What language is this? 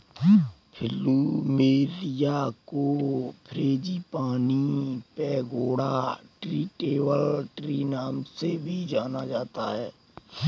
Hindi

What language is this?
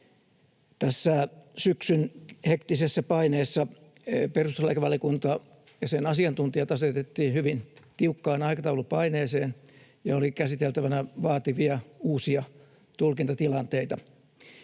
Finnish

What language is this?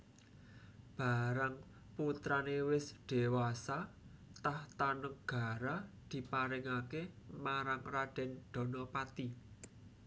Javanese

